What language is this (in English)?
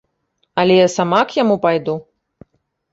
Belarusian